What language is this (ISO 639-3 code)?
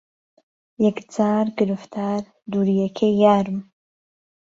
ckb